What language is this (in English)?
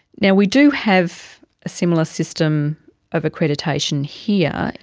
English